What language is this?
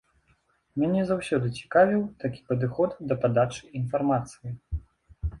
Belarusian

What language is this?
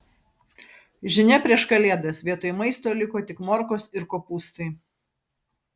Lithuanian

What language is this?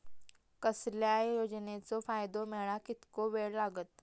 Marathi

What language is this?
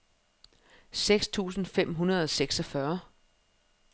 Danish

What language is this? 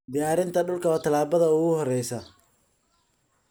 Somali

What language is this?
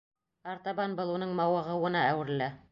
Bashkir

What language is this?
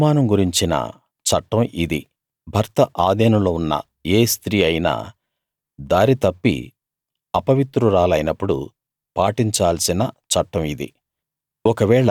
Telugu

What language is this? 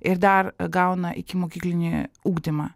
Lithuanian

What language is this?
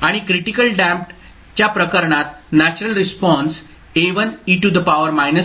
Marathi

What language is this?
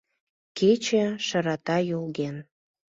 Mari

